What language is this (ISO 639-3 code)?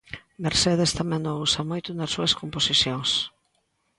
glg